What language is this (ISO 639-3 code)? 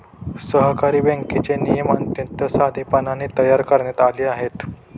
mar